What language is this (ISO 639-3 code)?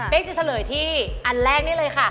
tha